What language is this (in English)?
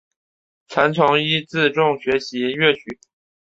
Chinese